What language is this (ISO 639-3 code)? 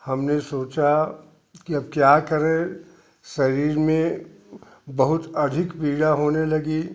hin